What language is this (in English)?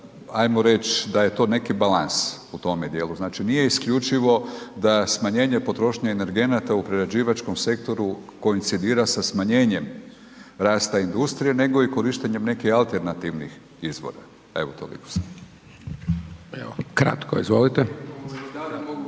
Croatian